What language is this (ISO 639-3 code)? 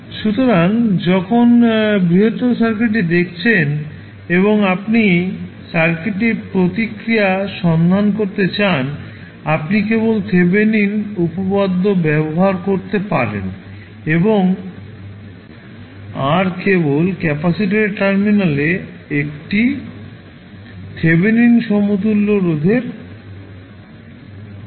ben